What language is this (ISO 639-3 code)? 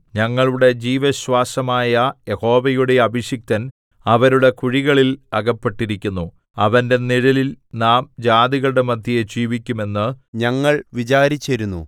mal